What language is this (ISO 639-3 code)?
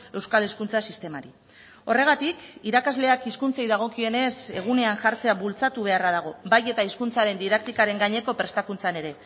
eus